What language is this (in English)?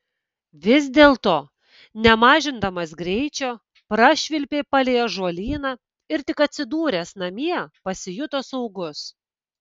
Lithuanian